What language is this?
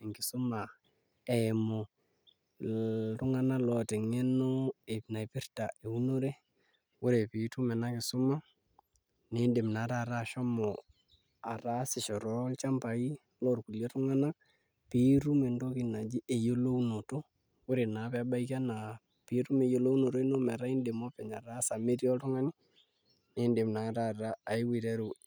Masai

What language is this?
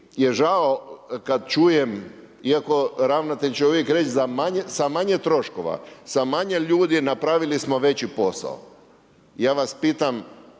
Croatian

